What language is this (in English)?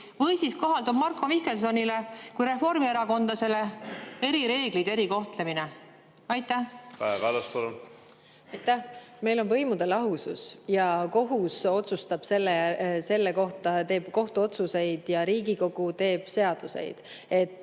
Estonian